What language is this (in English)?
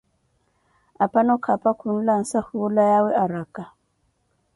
Koti